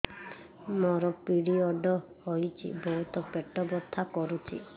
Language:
Odia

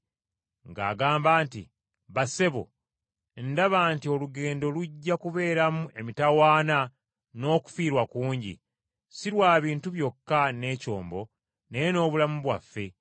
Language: Ganda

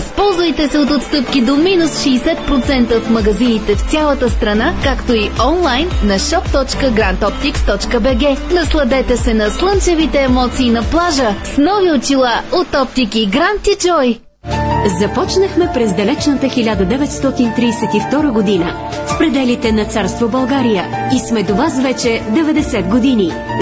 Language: Bulgarian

